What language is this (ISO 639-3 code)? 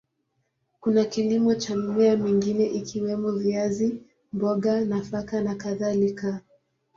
swa